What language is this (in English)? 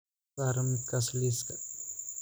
Somali